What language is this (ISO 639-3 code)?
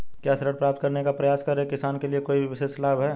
hin